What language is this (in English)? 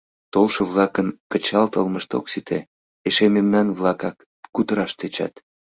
Mari